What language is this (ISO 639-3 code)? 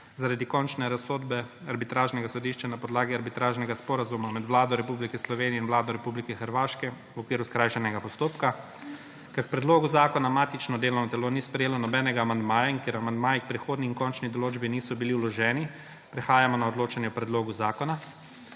slv